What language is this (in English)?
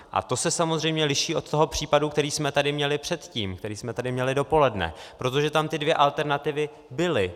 Czech